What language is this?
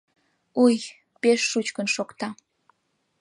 Mari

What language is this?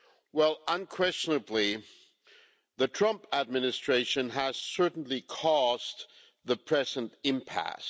English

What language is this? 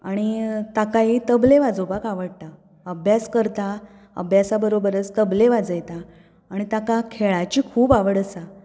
Konkani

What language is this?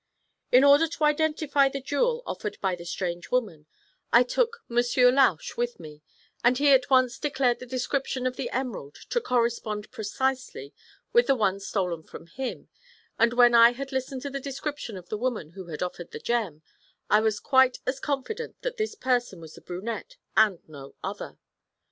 English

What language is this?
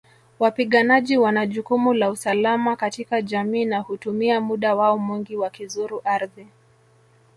Swahili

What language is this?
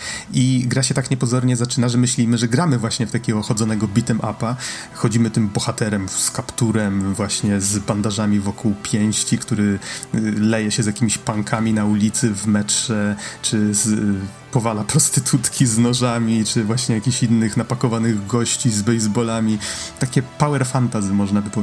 Polish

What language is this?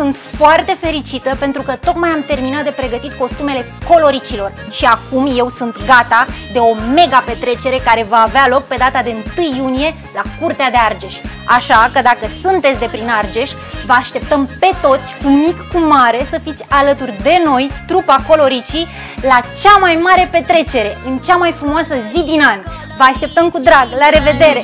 Romanian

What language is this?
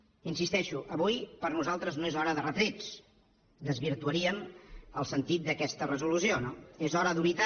Catalan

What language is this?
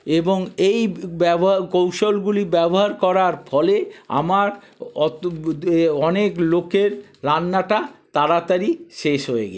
Bangla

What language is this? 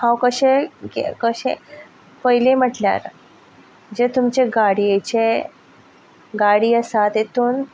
Konkani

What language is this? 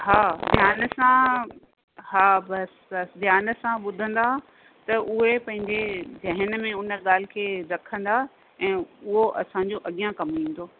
Sindhi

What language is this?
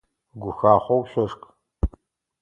Adyghe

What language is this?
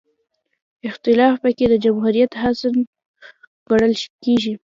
Pashto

